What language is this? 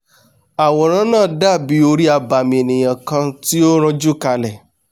Yoruba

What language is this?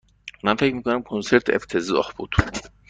Persian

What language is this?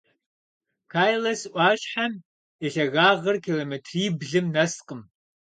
Kabardian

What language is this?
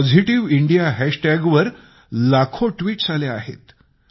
Marathi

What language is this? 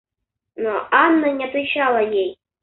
Russian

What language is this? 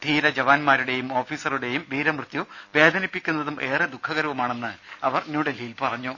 Malayalam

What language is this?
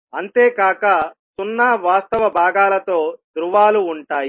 Telugu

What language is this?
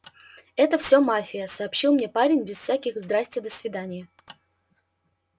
Russian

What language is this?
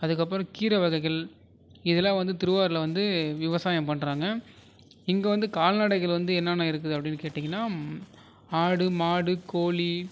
Tamil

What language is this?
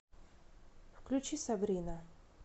Russian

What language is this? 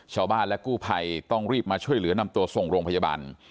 Thai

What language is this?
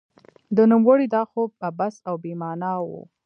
Pashto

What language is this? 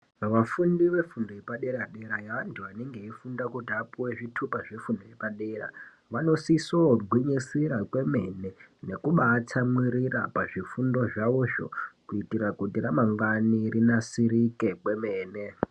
Ndau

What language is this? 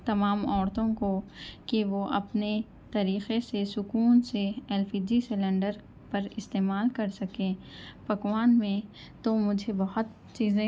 Urdu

